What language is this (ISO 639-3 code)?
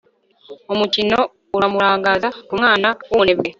kin